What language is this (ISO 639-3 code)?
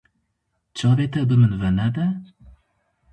kur